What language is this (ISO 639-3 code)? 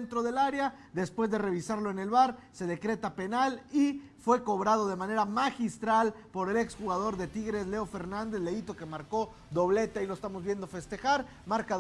spa